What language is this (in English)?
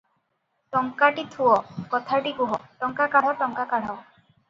Odia